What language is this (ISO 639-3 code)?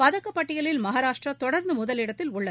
tam